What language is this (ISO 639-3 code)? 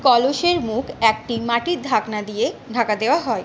ben